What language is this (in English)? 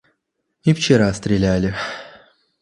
Russian